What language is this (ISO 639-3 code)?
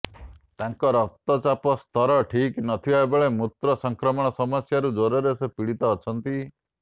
ori